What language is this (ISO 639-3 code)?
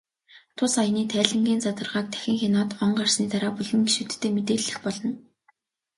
mon